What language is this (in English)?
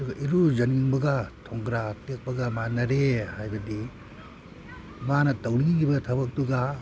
Manipuri